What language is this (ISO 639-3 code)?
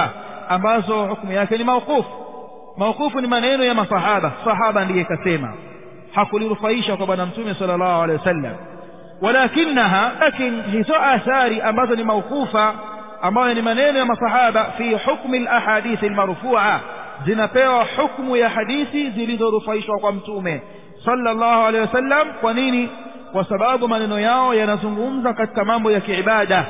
ara